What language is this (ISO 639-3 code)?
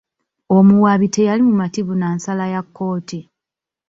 lug